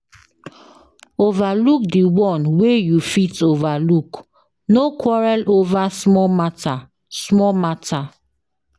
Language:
Nigerian Pidgin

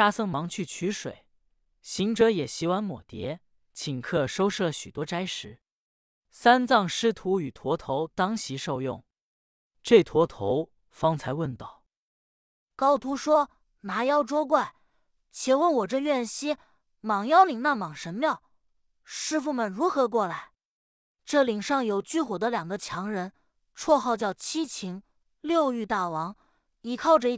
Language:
Chinese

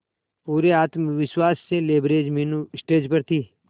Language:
Hindi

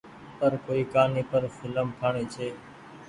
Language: Goaria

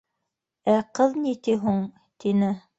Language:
Bashkir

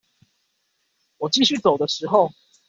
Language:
Chinese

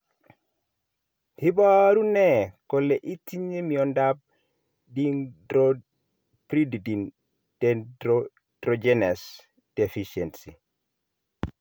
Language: Kalenjin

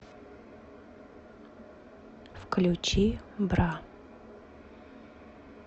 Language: Russian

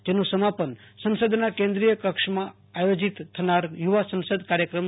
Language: Gujarati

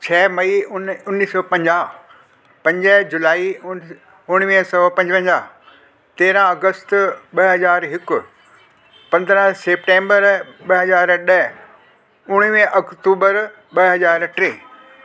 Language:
Sindhi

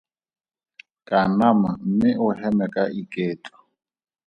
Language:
Tswana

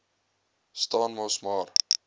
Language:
Afrikaans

